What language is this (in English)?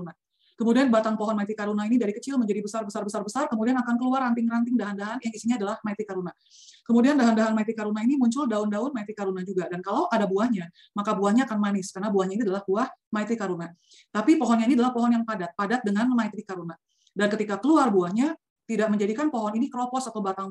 Indonesian